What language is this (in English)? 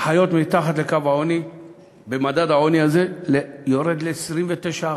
Hebrew